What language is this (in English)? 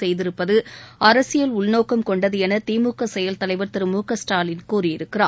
Tamil